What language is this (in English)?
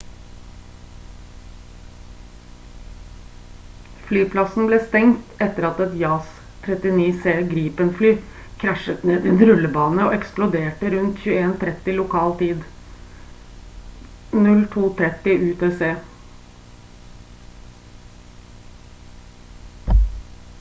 Norwegian Bokmål